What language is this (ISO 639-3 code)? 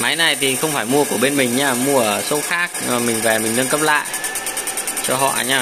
vie